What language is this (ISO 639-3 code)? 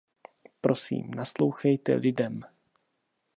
ces